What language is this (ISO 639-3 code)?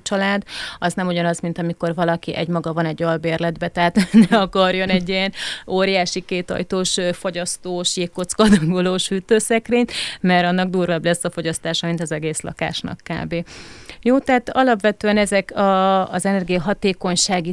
hun